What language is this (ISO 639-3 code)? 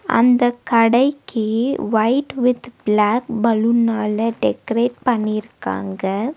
tam